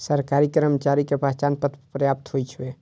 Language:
Maithili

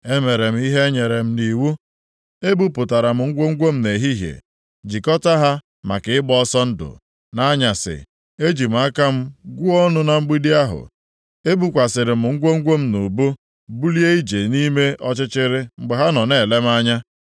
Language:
Igbo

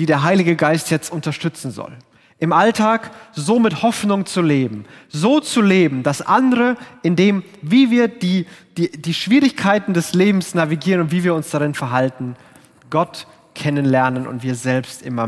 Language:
German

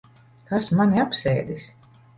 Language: Latvian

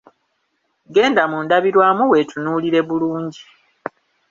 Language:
Ganda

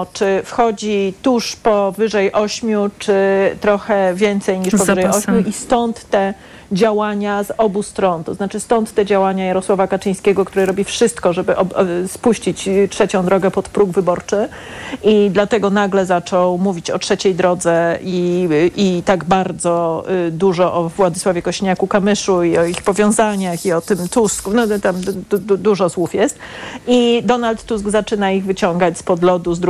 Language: Polish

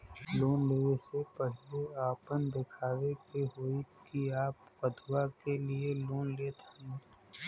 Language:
Bhojpuri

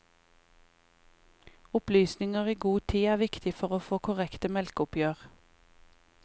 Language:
Norwegian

